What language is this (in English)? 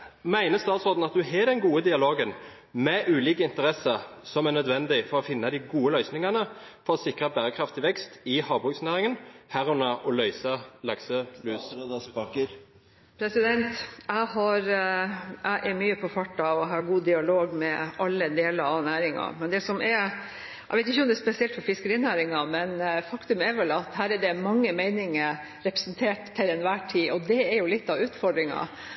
Norwegian Bokmål